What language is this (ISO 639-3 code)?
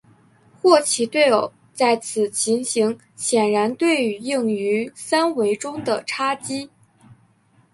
zho